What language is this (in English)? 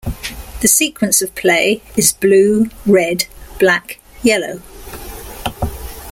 English